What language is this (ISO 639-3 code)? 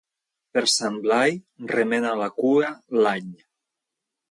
cat